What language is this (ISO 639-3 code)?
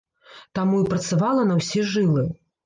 bel